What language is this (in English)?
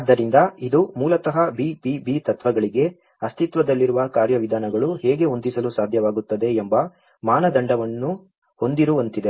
Kannada